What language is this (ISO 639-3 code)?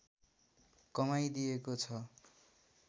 nep